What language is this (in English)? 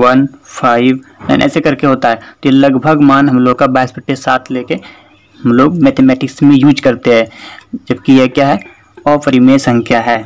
Hindi